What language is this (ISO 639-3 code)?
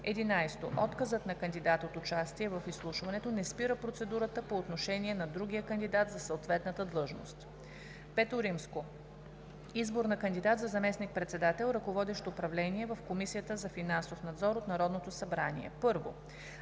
bul